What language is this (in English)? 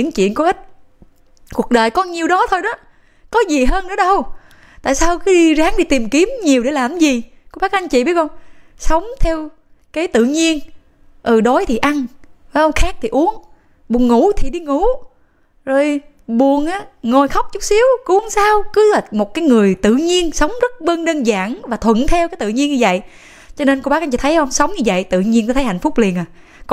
Vietnamese